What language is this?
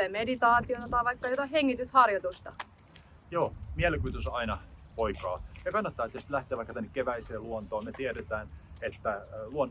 Finnish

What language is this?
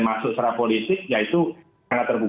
Indonesian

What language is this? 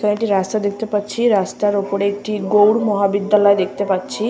Bangla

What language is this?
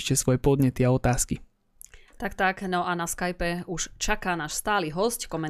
Slovak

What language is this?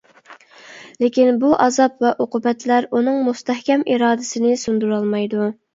Uyghur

